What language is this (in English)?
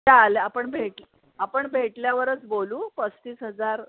Marathi